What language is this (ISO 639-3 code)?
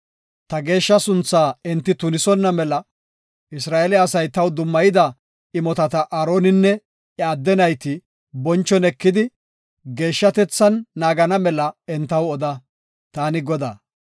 gof